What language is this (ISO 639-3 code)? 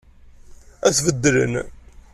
kab